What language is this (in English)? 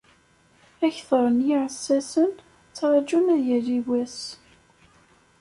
Kabyle